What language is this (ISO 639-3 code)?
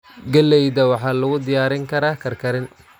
som